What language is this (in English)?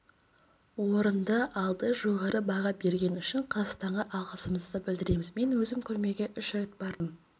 Kazakh